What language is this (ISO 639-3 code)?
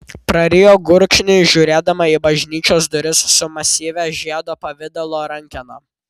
lit